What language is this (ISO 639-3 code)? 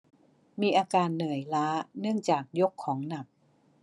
tha